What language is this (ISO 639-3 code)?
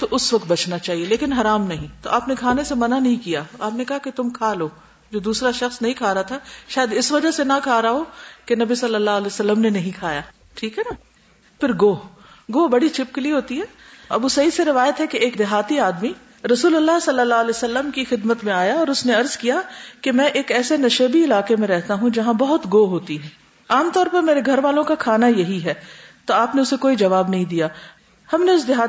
urd